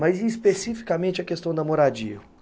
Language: Portuguese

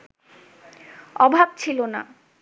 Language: Bangla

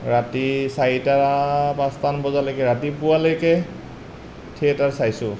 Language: Assamese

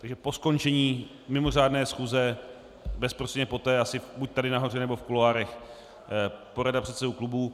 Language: Czech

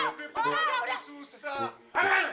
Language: Indonesian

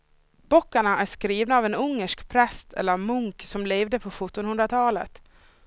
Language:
Swedish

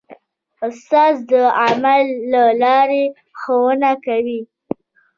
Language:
Pashto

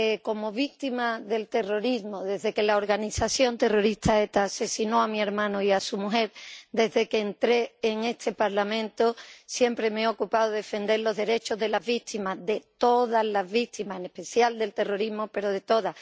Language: Spanish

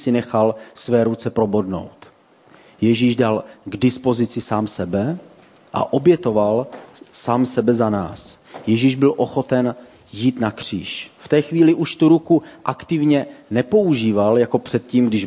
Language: Czech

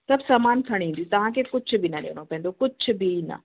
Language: Sindhi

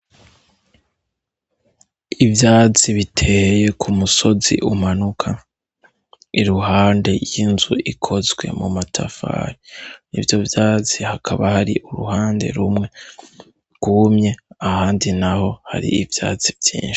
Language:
Rundi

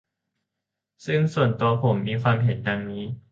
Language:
Thai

